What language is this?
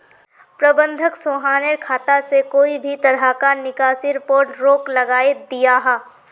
Magahi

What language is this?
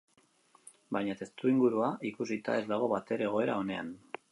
Basque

